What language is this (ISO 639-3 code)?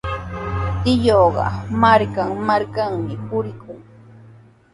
qws